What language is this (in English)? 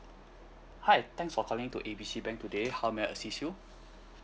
English